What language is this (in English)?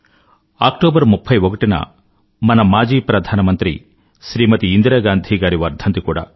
Telugu